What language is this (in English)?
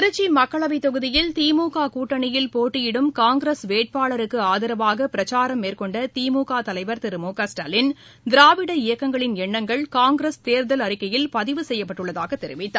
Tamil